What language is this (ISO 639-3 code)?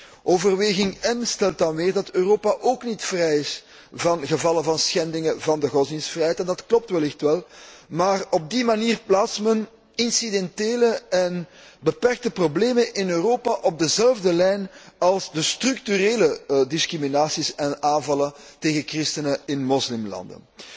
nld